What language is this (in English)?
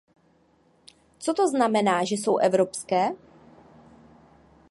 Czech